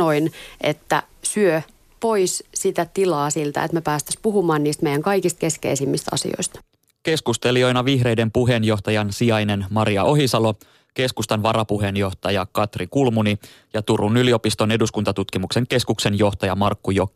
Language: Finnish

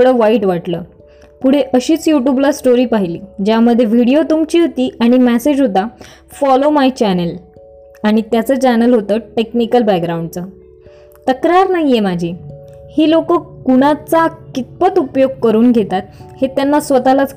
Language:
Marathi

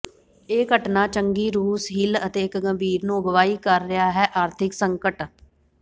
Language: Punjabi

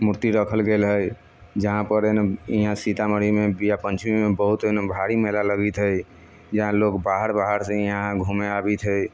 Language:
Maithili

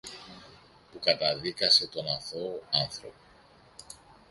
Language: Greek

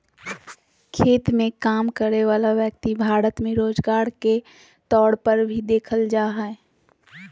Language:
Magahi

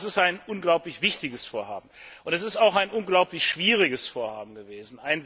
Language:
German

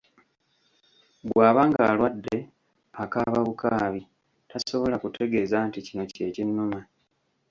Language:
Ganda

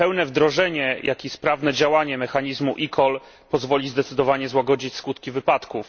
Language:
Polish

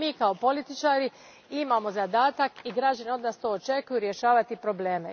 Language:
Croatian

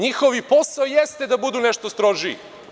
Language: Serbian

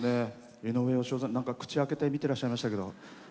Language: Japanese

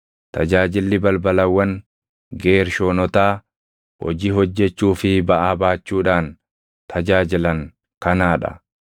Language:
Oromo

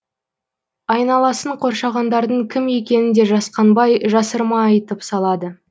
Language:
Kazakh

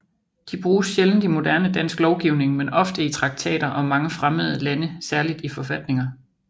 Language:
Danish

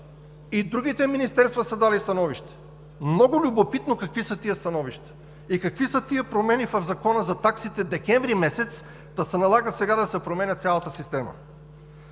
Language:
Bulgarian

